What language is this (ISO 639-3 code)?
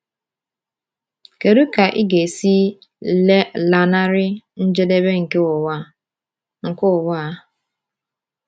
ibo